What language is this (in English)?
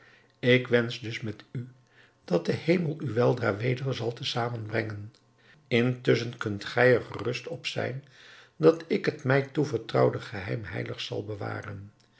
Dutch